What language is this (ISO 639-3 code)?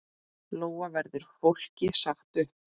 isl